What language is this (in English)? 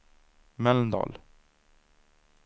Swedish